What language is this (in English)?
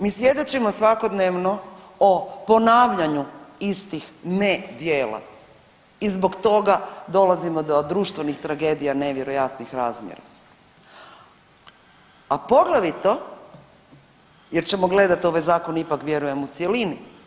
Croatian